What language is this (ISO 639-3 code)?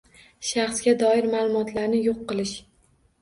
uzb